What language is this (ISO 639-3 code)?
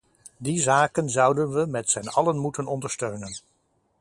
nld